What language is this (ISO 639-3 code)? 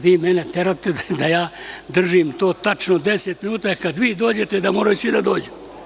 srp